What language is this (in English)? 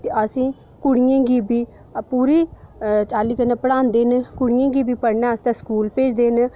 Dogri